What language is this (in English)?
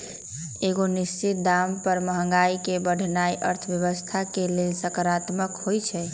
Magahi